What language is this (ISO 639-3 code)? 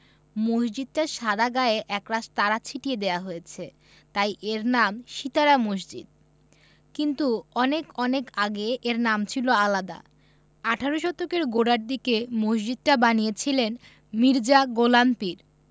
ben